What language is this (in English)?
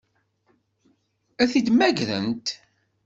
Kabyle